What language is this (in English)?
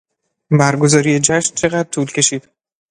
Persian